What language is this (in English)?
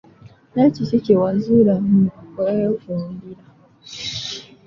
Ganda